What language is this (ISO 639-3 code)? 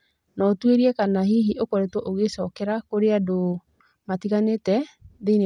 kik